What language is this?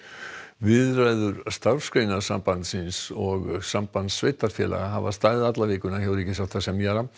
Icelandic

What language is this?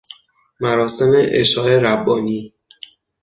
Persian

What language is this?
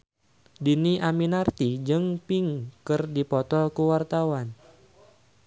Sundanese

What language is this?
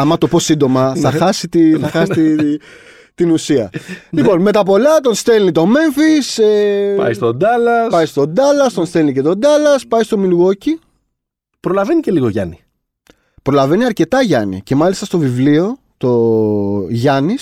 Greek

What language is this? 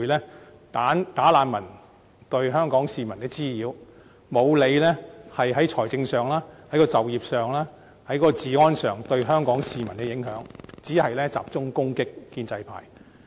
Cantonese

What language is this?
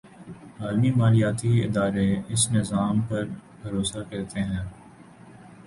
Urdu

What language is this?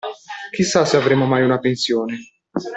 Italian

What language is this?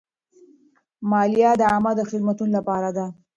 Pashto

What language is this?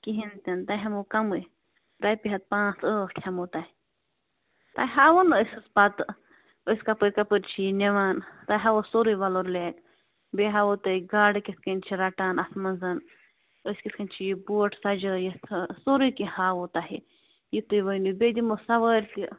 Kashmiri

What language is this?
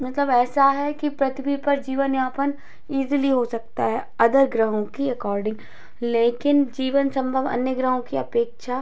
Hindi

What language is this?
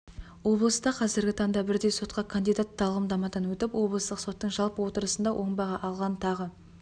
Kazakh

